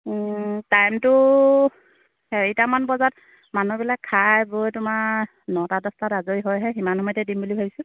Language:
Assamese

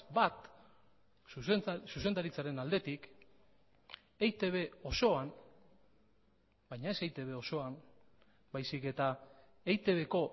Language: Basque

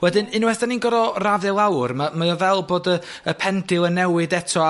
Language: Welsh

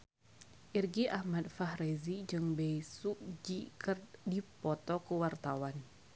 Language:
Sundanese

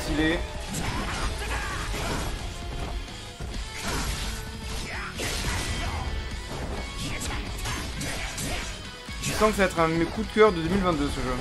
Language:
French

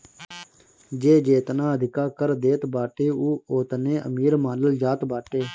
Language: Bhojpuri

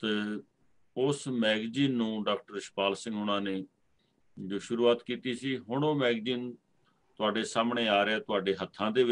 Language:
Hindi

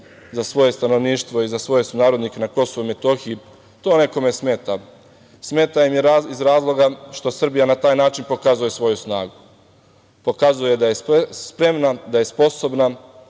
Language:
Serbian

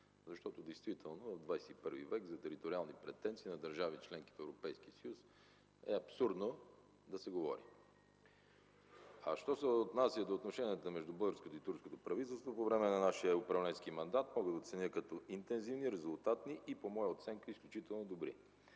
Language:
Bulgarian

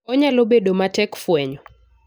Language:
Luo (Kenya and Tanzania)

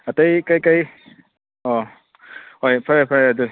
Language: Manipuri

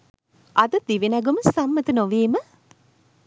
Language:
Sinhala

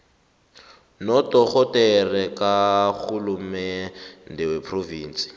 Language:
South Ndebele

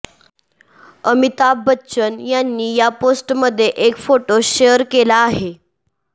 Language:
Marathi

